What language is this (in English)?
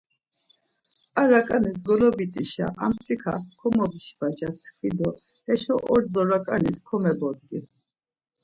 Laz